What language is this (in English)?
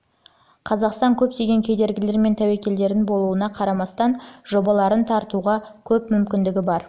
Kazakh